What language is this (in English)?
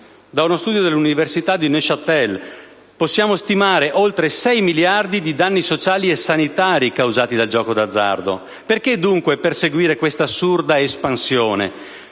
Italian